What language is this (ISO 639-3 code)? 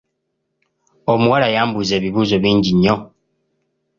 lug